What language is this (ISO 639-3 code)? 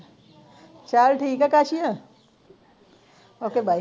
pan